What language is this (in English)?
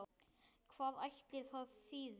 Icelandic